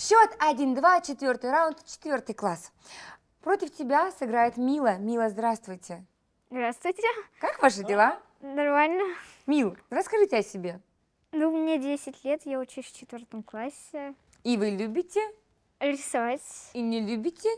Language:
Russian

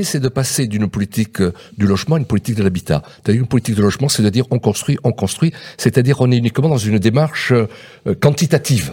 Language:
French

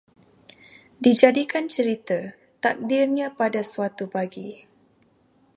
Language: Malay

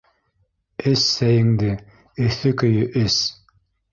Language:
Bashkir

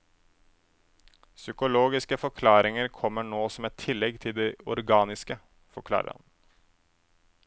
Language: Norwegian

